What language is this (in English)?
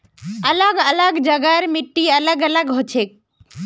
Magahi